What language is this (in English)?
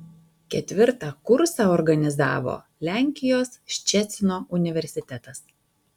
Lithuanian